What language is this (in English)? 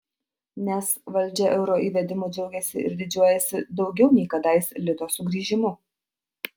Lithuanian